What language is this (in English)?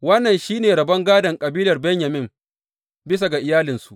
Hausa